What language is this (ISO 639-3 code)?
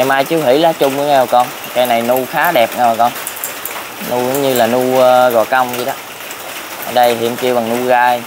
vie